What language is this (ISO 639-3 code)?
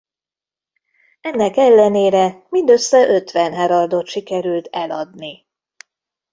hun